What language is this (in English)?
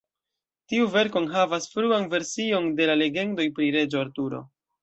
Esperanto